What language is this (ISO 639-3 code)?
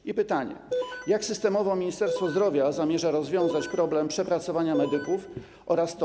pol